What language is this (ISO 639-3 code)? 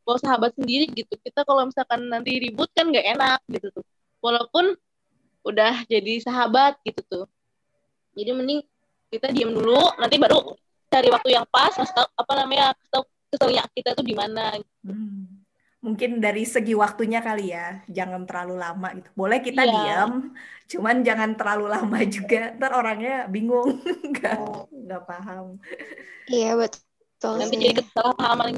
ind